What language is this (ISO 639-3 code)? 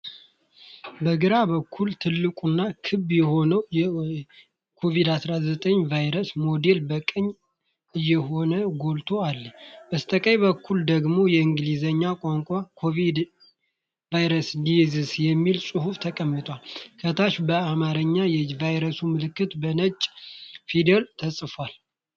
amh